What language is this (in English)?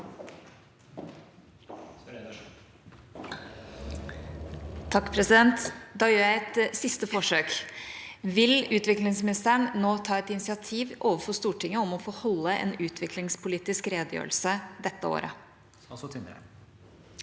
Norwegian